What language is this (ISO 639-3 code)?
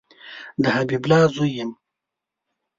pus